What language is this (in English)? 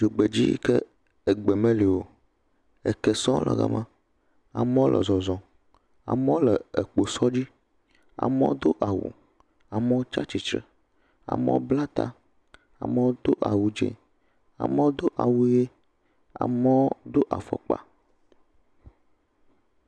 Ewe